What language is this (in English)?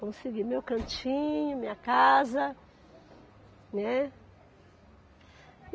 Portuguese